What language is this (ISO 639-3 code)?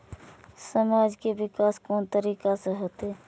mai